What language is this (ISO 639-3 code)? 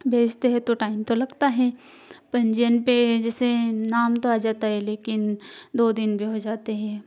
hin